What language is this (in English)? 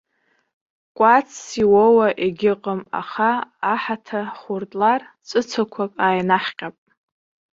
Abkhazian